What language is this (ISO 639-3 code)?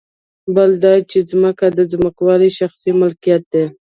pus